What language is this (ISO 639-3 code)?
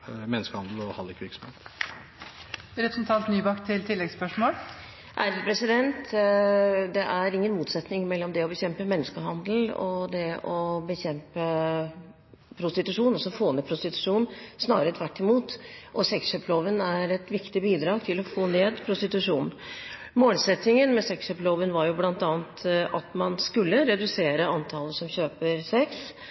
nob